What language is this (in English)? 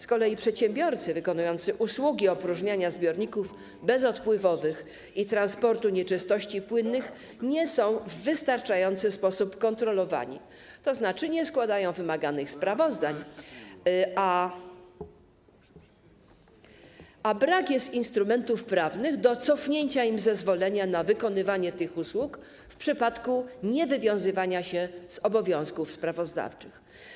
Polish